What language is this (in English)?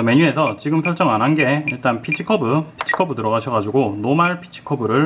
Korean